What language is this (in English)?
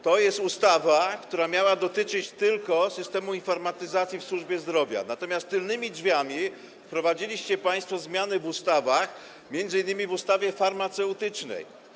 Polish